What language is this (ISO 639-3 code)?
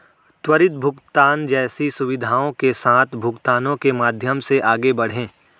hin